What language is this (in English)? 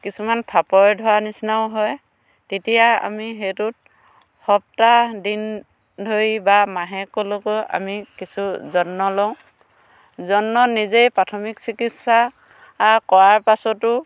Assamese